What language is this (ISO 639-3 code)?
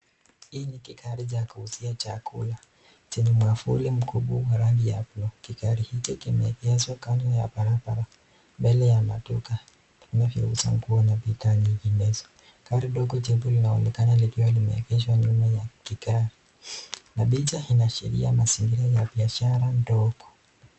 swa